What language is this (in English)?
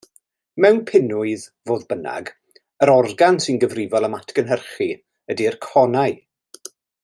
Welsh